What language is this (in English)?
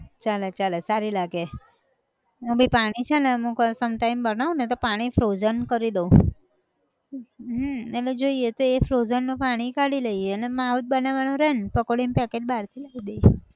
Gujarati